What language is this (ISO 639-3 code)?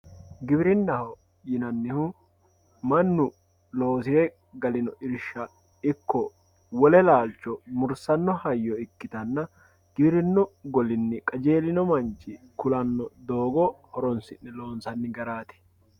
sid